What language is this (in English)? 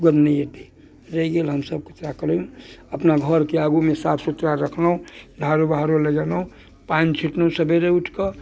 Maithili